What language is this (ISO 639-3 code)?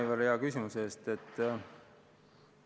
est